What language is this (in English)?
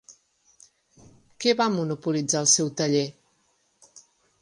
Catalan